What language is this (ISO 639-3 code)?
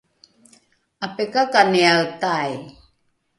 dru